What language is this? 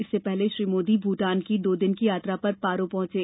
Hindi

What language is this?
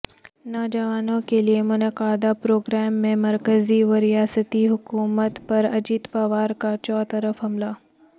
Urdu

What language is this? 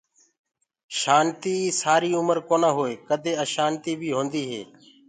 Gurgula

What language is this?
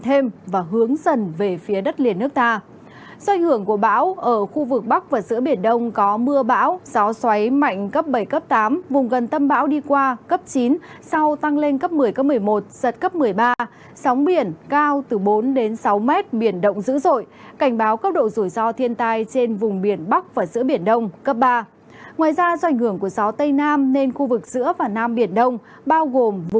Vietnamese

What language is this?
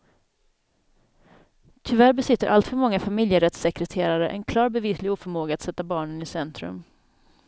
Swedish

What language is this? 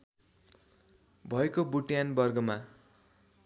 Nepali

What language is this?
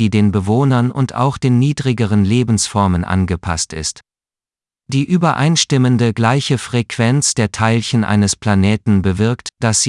German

